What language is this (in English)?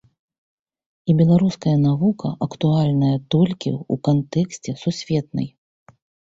Belarusian